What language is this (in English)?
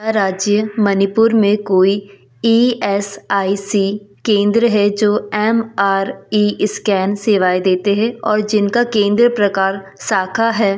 Hindi